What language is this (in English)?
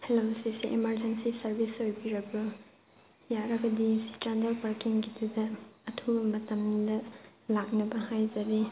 Manipuri